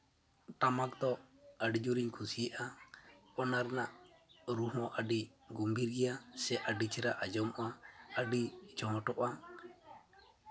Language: Santali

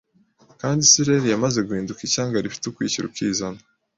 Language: Kinyarwanda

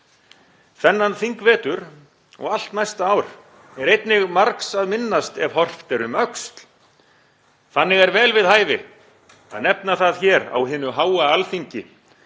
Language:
Icelandic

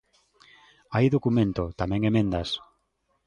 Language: Galician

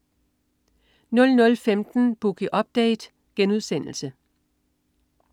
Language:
Danish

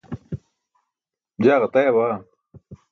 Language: Burushaski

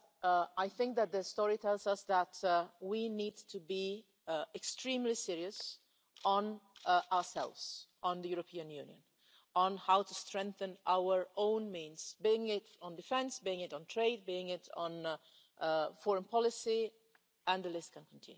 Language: English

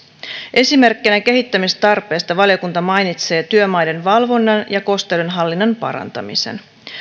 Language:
Finnish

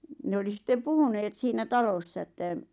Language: Finnish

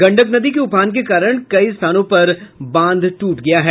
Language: Hindi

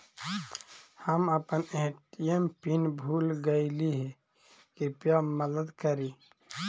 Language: Magahi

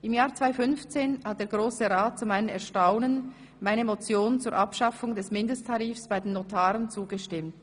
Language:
Swiss German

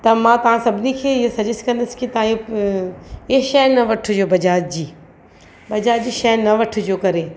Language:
Sindhi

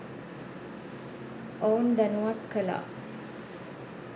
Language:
Sinhala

